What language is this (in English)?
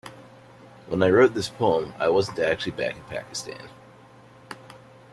English